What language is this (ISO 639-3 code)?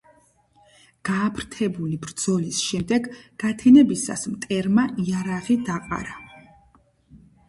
kat